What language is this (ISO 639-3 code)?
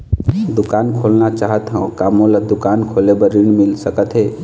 hne